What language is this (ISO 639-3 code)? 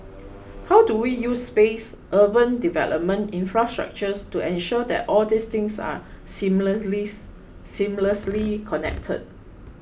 eng